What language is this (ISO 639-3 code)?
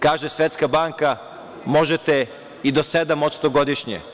srp